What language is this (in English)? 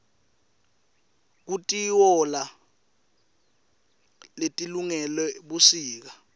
Swati